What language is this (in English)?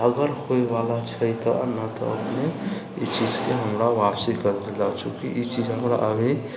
Maithili